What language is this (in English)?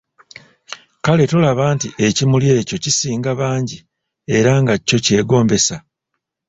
Ganda